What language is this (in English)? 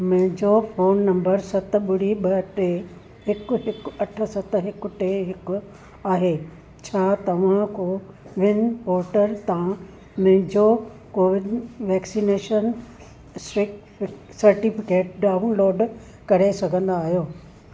Sindhi